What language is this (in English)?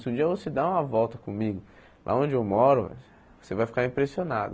Portuguese